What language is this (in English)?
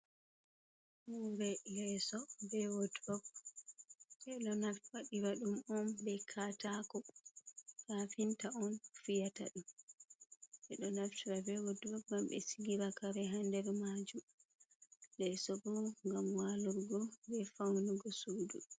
Fula